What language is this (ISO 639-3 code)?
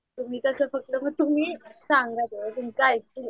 mar